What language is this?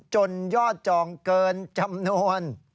Thai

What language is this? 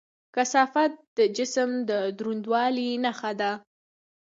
Pashto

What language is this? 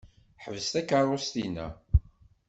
Kabyle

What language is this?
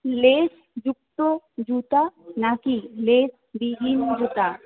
Bangla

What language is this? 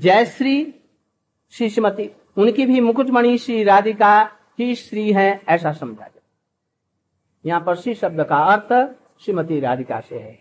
Hindi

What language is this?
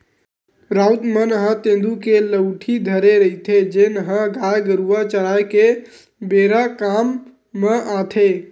Chhattisgarhi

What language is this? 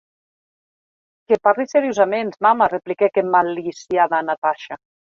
Occitan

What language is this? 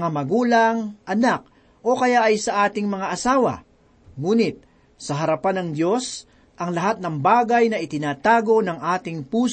Filipino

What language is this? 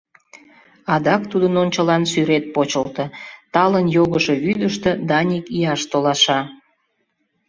Mari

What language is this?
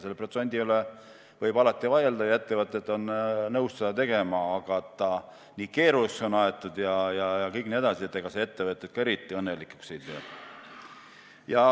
Estonian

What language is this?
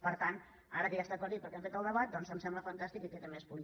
Catalan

